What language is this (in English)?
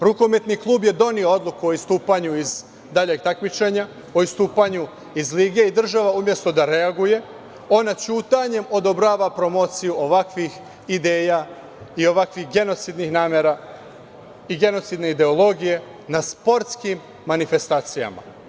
Serbian